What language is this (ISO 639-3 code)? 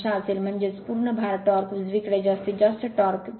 mar